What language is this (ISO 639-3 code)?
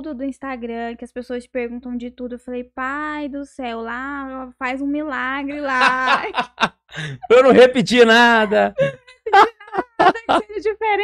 por